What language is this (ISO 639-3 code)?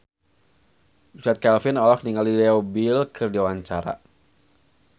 sun